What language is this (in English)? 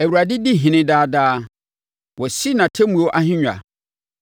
Akan